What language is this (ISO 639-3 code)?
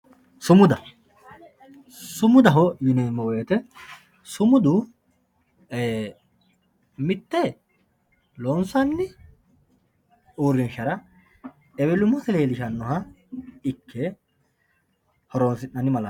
sid